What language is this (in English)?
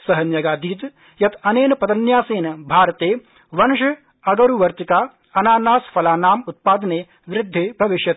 Sanskrit